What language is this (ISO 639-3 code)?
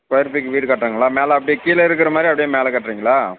tam